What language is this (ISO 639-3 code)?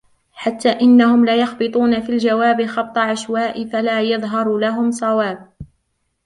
ara